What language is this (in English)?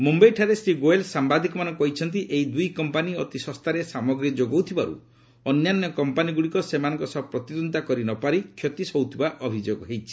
Odia